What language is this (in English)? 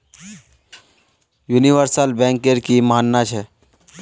Magahi